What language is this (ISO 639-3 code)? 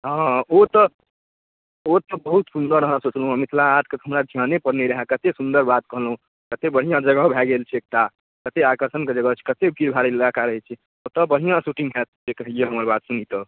mai